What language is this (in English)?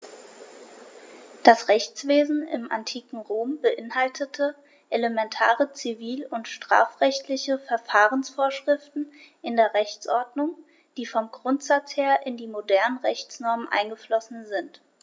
German